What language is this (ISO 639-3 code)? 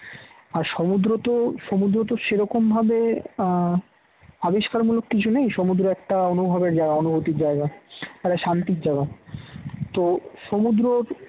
ben